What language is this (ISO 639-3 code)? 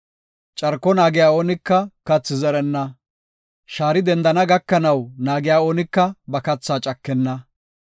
gof